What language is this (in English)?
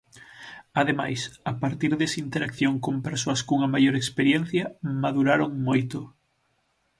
Galician